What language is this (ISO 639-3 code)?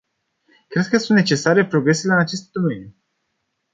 ron